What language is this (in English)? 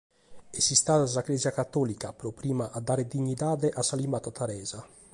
Sardinian